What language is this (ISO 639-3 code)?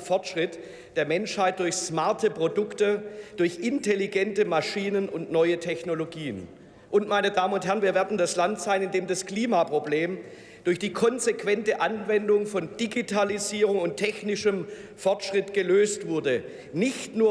deu